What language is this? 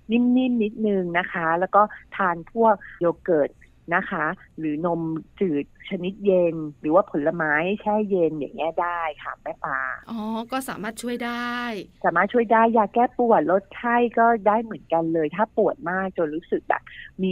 Thai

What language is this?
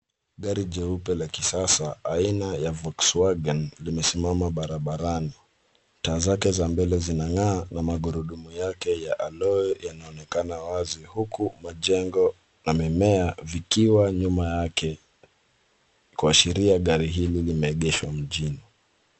Swahili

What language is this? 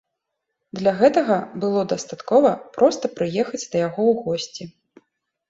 Belarusian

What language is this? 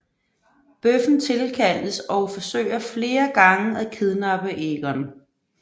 Danish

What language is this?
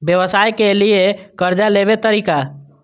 Maithili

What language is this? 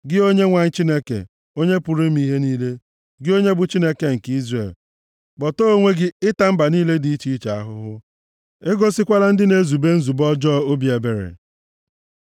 Igbo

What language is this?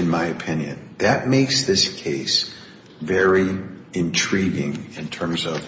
English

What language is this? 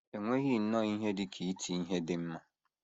Igbo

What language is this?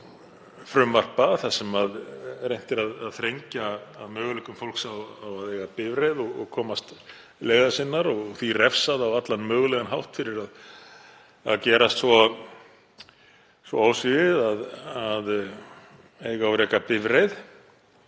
Icelandic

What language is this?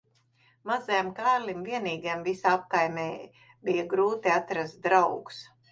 Latvian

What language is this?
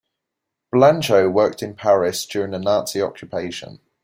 English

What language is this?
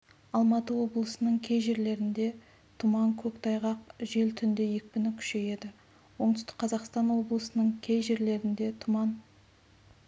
Kazakh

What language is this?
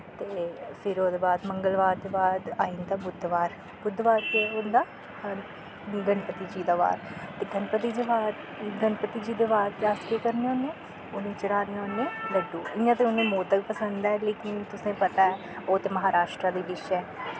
Dogri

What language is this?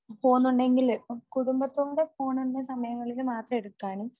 Malayalam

